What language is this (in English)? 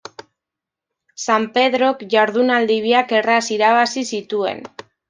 Basque